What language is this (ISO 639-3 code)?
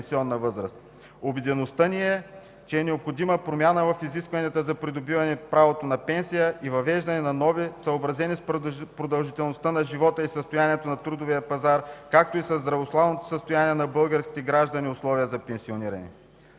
bul